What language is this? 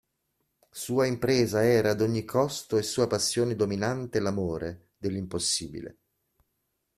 Italian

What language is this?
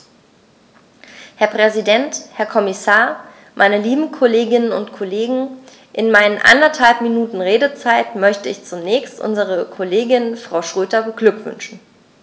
German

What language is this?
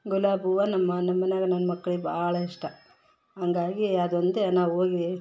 Kannada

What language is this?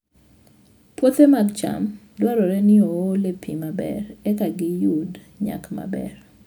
Luo (Kenya and Tanzania)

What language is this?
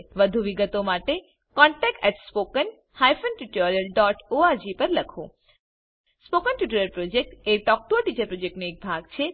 Gujarati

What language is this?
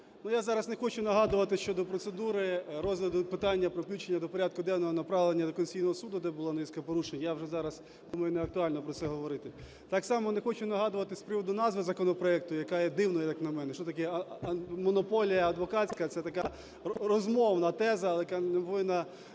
Ukrainian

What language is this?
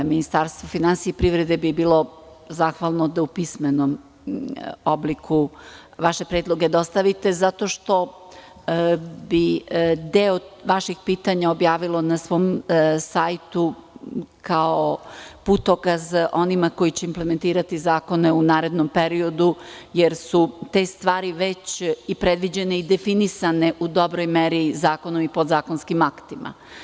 Serbian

